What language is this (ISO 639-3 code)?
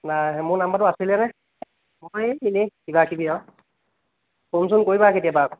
asm